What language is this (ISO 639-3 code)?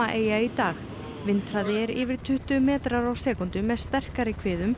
isl